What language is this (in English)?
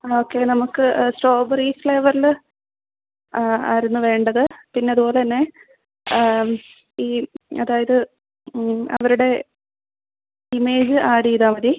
Malayalam